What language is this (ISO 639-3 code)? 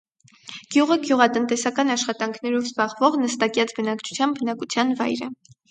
hye